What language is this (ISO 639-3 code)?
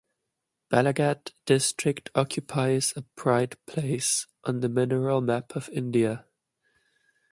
eng